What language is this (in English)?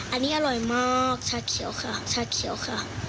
Thai